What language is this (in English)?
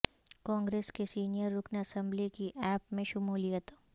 Urdu